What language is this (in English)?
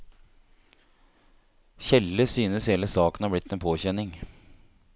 Norwegian